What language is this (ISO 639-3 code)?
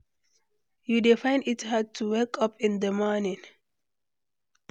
pcm